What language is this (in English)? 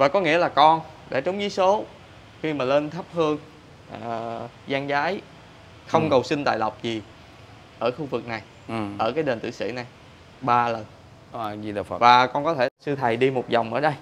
Vietnamese